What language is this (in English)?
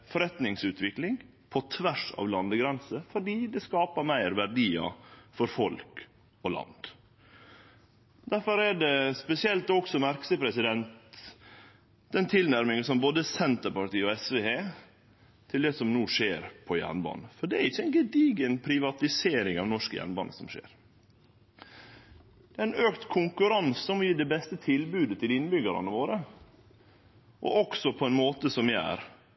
Norwegian Nynorsk